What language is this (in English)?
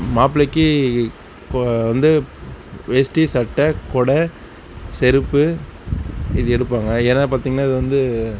Tamil